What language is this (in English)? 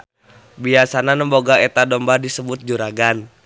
Sundanese